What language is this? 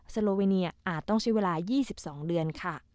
Thai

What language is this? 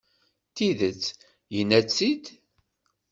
Kabyle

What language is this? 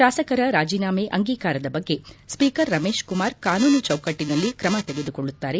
Kannada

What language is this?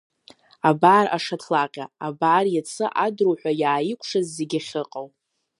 Abkhazian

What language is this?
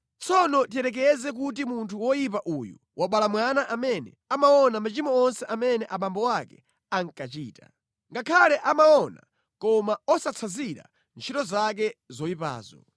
Nyanja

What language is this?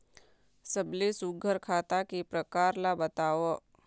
Chhattisgarhi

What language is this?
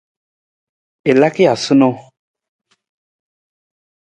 Nawdm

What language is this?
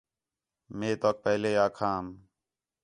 Khetrani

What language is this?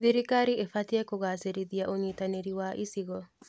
Kikuyu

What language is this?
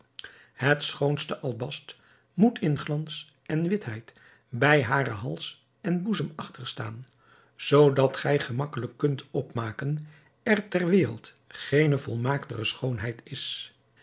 Dutch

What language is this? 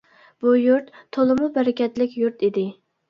Uyghur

